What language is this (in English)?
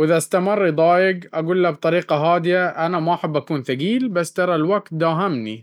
Baharna Arabic